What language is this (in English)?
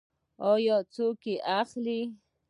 Pashto